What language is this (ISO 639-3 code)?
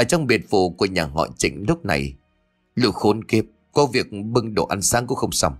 vie